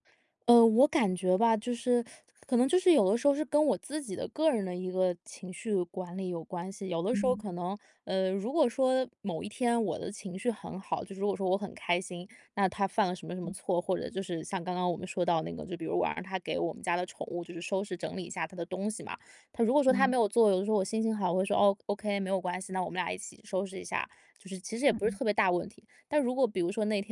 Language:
Chinese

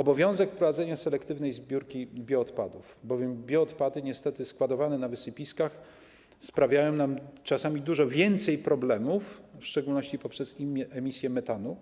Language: Polish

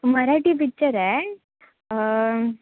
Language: Marathi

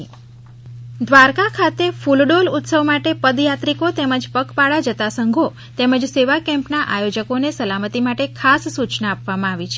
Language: Gujarati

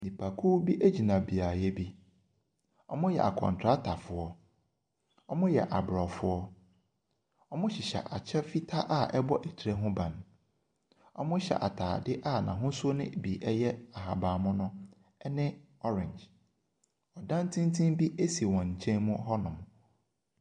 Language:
Akan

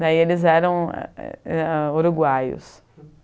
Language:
Portuguese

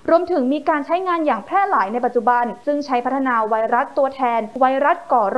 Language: Thai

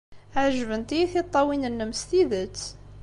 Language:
Kabyle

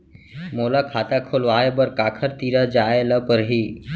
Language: Chhattisgarhi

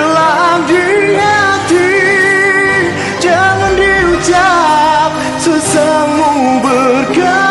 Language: Greek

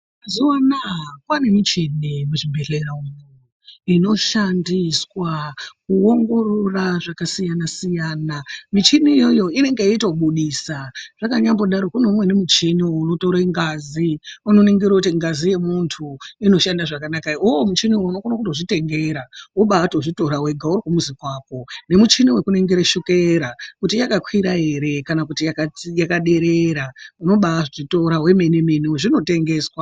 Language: Ndau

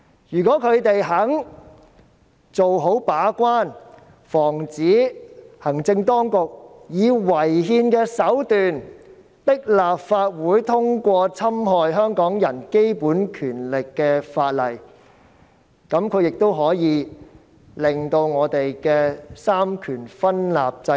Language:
Cantonese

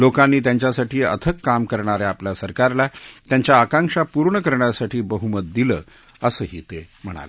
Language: Marathi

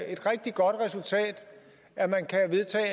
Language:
Danish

